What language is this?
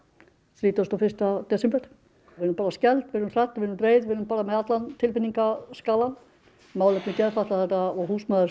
Icelandic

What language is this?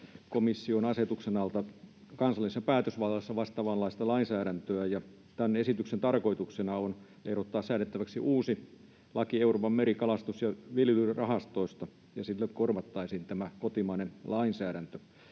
Finnish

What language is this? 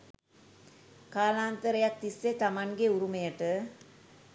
Sinhala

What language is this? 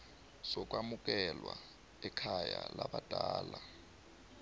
South Ndebele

